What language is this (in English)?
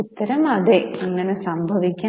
Malayalam